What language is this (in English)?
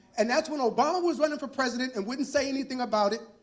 English